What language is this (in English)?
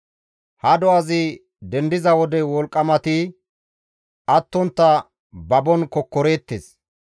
Gamo